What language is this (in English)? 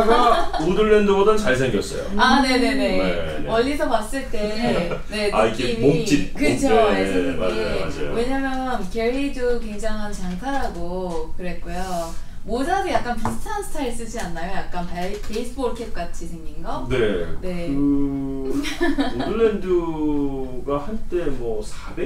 Korean